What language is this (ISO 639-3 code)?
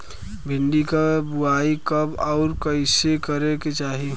bho